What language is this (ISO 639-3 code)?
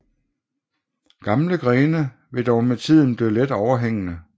dan